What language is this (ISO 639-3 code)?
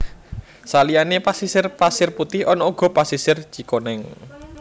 jav